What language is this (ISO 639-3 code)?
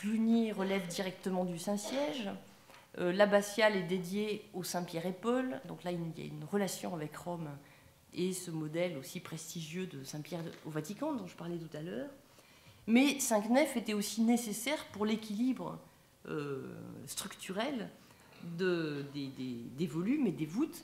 fra